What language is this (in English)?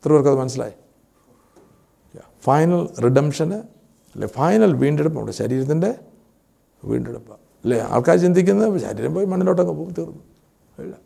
Malayalam